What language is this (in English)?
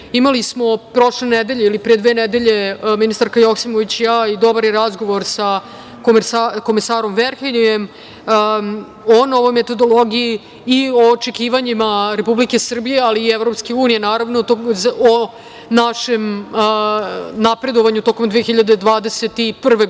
Serbian